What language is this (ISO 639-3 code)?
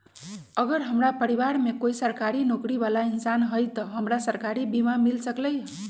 mag